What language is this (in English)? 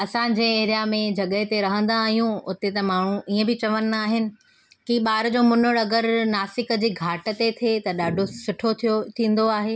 Sindhi